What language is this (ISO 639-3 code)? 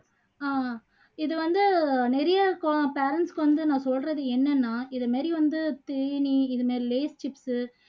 tam